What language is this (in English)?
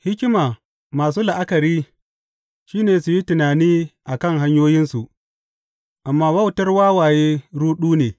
Hausa